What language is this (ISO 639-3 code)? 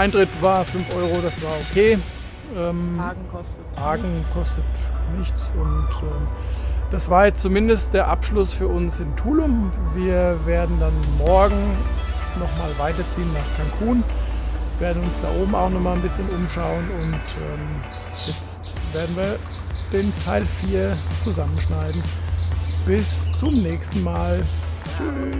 deu